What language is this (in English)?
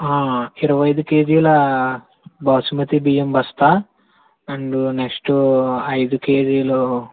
Telugu